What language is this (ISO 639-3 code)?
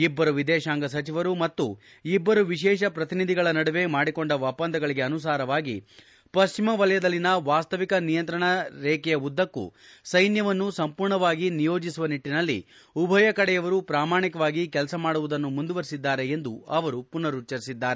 kan